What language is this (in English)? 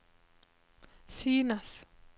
Norwegian